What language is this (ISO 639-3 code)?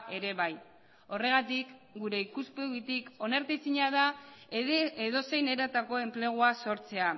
eus